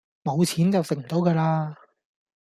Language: Cantonese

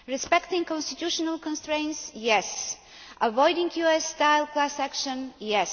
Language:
English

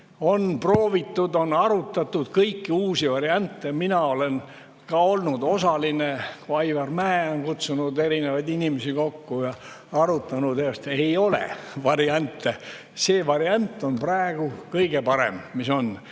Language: Estonian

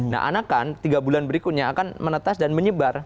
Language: Indonesian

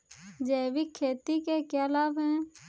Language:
Hindi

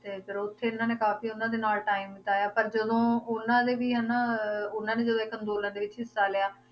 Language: Punjabi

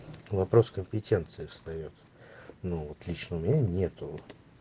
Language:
Russian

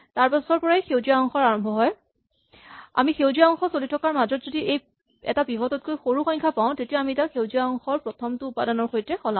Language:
Assamese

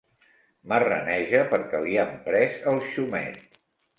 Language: Catalan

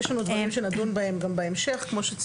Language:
Hebrew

